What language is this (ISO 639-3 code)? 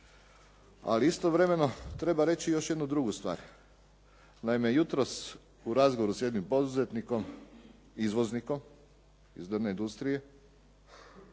hrv